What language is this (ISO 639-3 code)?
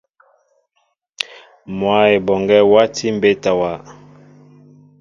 mbo